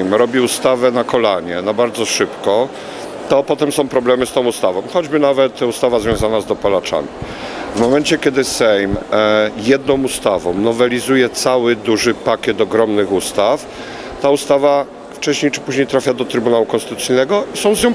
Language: Polish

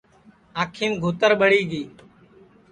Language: Sansi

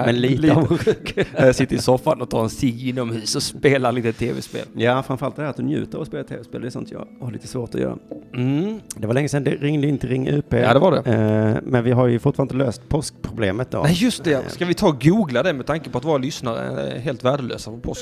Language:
Swedish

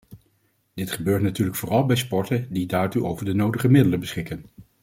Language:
Dutch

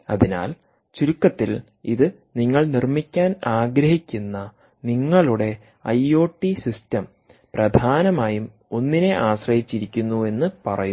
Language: Malayalam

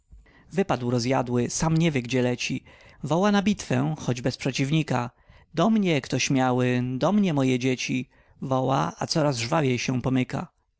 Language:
Polish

